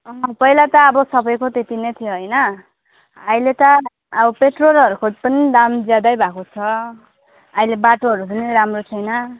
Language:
Nepali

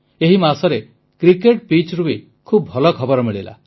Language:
Odia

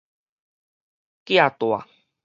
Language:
Min Nan Chinese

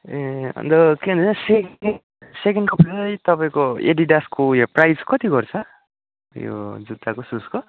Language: Nepali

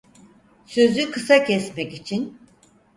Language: Turkish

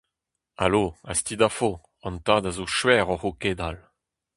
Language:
Breton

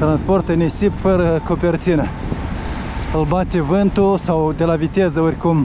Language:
Romanian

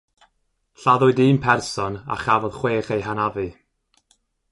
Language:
Welsh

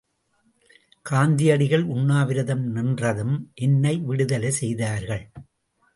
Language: Tamil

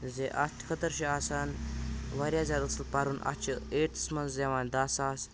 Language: Kashmiri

